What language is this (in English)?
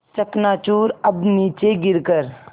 Hindi